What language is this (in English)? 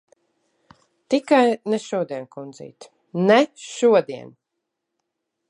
Latvian